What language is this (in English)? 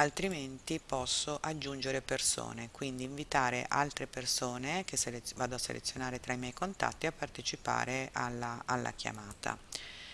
Italian